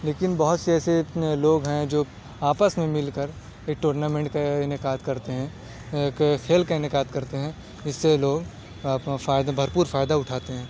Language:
Urdu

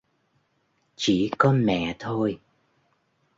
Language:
Vietnamese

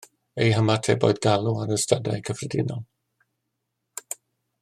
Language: Welsh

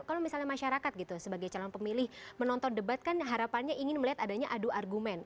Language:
Indonesian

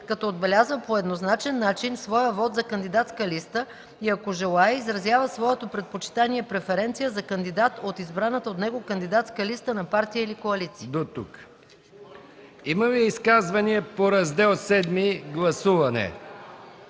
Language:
Bulgarian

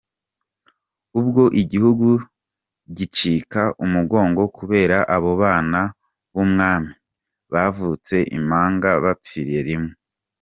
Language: Kinyarwanda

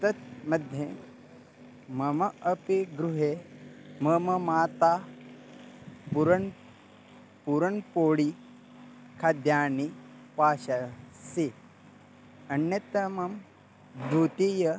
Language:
Sanskrit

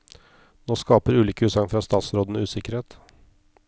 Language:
Norwegian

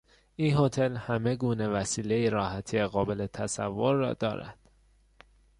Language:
Persian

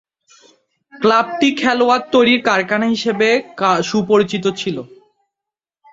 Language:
Bangla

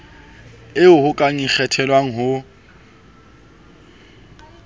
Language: Southern Sotho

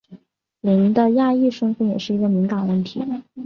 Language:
Chinese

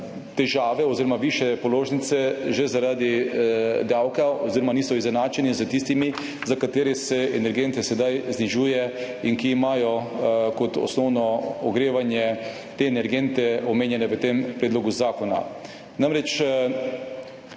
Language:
Slovenian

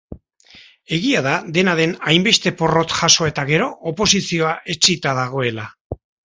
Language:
Basque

